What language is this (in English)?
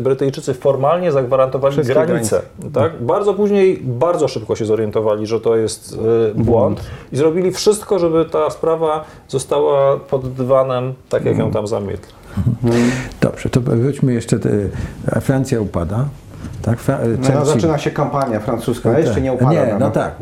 Polish